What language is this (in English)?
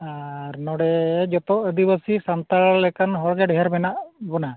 Santali